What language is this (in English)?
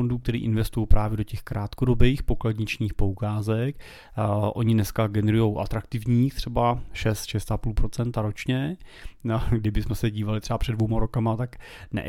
Czech